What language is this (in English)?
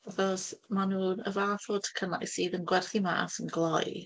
Welsh